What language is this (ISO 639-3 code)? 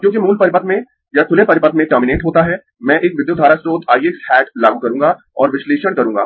hin